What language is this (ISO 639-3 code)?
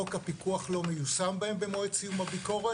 heb